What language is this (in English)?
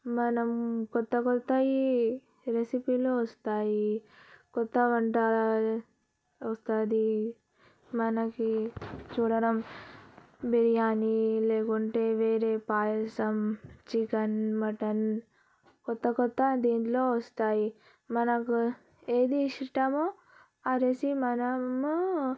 Telugu